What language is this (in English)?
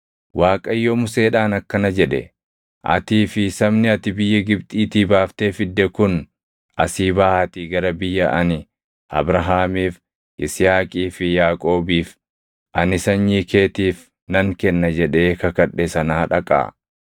Oromo